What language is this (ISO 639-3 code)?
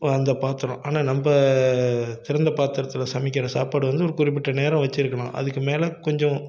tam